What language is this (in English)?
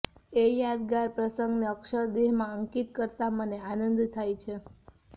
Gujarati